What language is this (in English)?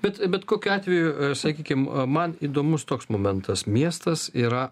Lithuanian